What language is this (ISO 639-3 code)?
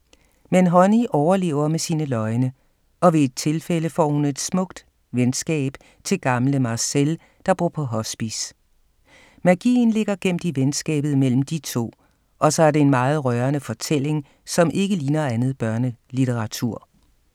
dan